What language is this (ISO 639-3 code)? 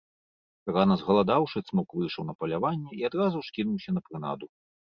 bel